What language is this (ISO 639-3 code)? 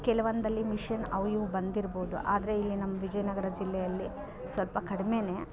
kan